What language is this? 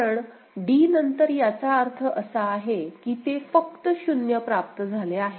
Marathi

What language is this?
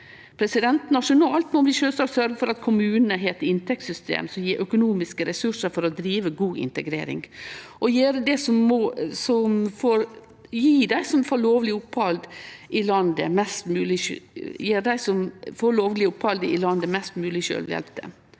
Norwegian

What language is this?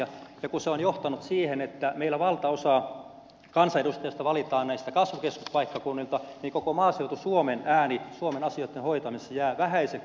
Finnish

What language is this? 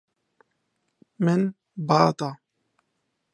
Kurdish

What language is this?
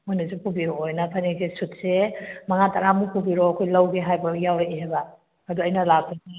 Manipuri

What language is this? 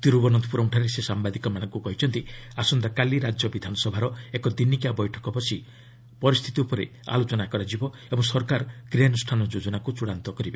Odia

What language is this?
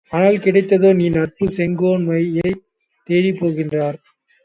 Tamil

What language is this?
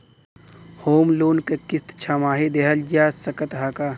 Bhojpuri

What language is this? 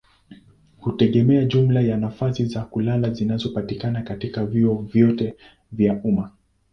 Swahili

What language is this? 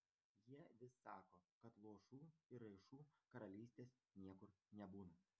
Lithuanian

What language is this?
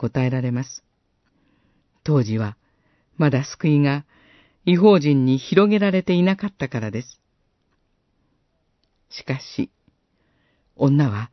Japanese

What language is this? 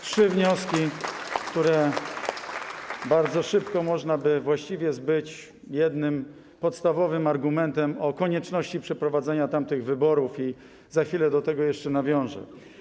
Polish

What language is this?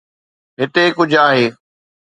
Sindhi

